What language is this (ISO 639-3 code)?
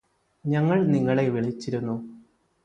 mal